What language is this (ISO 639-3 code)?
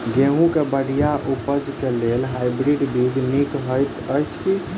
mai